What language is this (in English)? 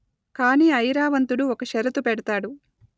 Telugu